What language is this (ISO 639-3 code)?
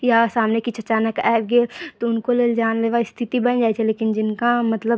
mai